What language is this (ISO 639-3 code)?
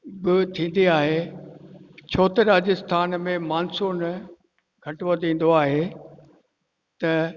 snd